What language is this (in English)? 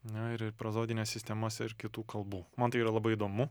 Lithuanian